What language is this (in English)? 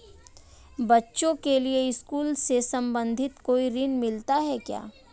Hindi